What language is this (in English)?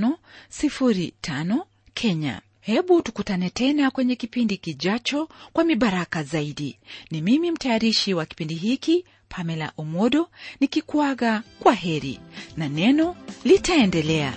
Swahili